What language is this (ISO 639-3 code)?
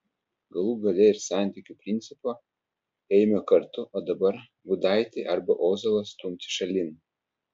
lit